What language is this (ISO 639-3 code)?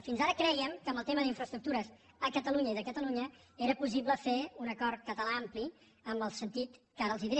cat